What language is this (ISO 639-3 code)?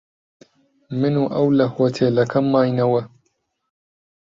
ckb